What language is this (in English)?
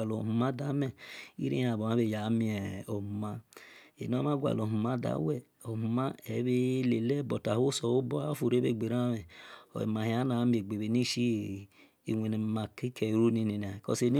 Esan